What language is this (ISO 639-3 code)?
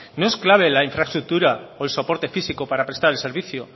spa